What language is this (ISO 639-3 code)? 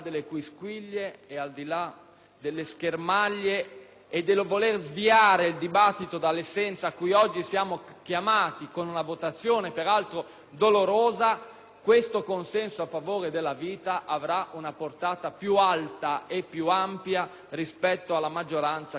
ita